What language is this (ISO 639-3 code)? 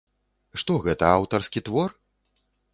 bel